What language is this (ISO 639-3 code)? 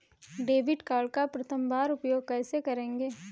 hin